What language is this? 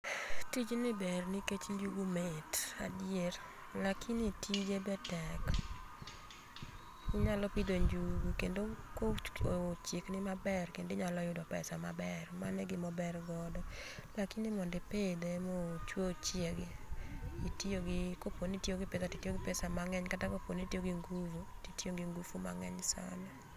Luo (Kenya and Tanzania)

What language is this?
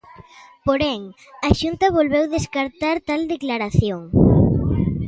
Galician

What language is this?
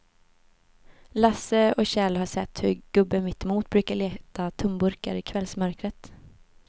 Swedish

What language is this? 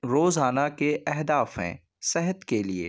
Urdu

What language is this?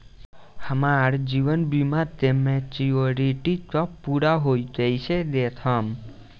Bhojpuri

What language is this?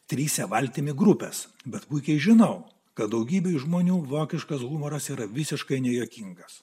Lithuanian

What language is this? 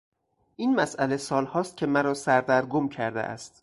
Persian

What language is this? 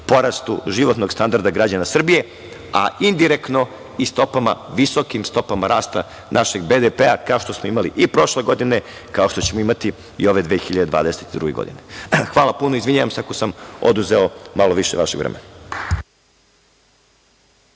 Serbian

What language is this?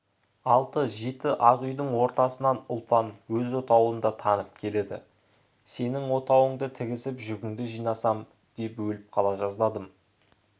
Kazakh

